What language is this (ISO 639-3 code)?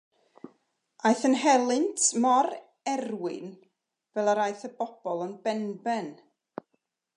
cym